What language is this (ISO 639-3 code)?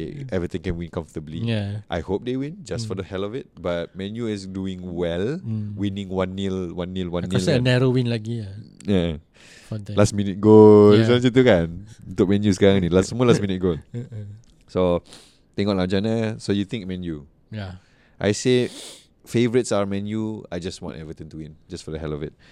msa